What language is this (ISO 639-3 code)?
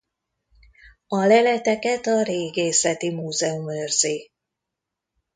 hun